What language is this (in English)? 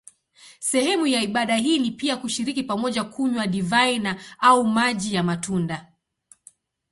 Swahili